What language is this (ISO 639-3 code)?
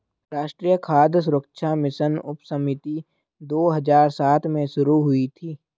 hin